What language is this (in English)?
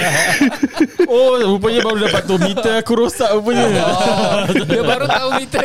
Malay